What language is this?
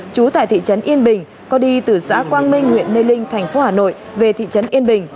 Vietnamese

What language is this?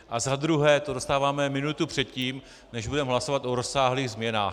Czech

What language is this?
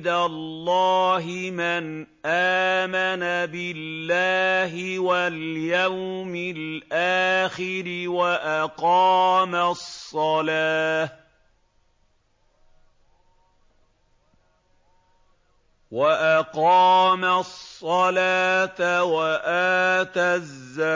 Arabic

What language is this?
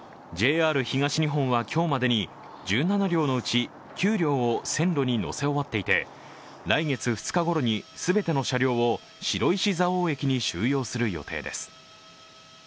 Japanese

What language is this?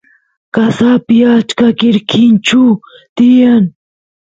Santiago del Estero Quichua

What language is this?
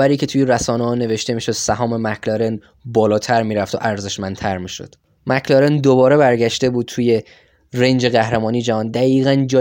Persian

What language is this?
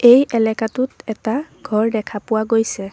Assamese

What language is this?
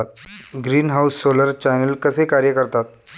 Marathi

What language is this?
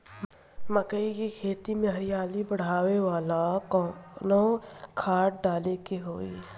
Bhojpuri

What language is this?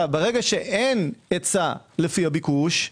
Hebrew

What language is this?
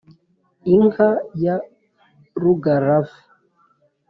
Kinyarwanda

